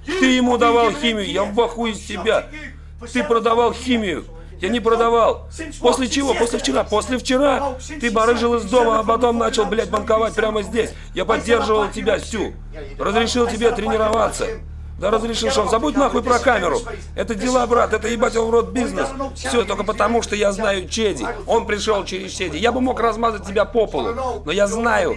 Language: Russian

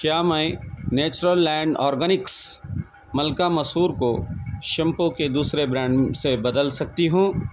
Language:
Urdu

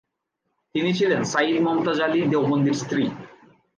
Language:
Bangla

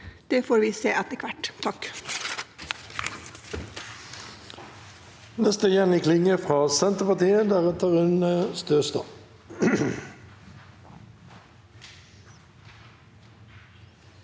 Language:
Norwegian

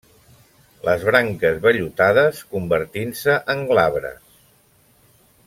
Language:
Catalan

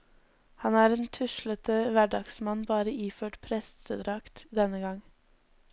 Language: Norwegian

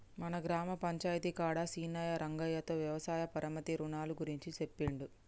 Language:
Telugu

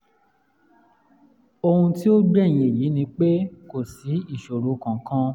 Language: Yoruba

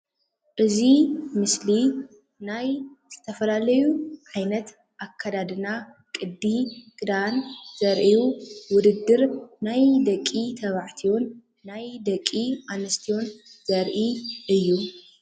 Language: Tigrinya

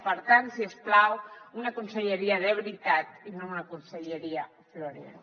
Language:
Catalan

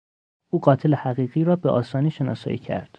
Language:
Persian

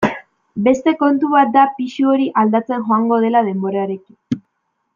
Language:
Basque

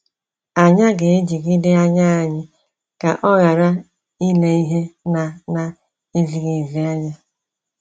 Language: Igbo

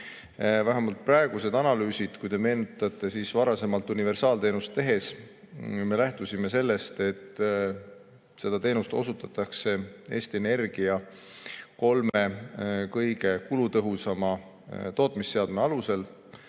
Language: Estonian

